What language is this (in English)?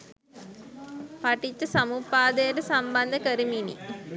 Sinhala